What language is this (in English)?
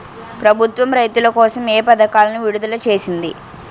Telugu